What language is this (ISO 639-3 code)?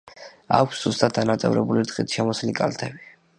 kat